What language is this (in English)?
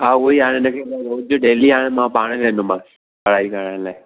Sindhi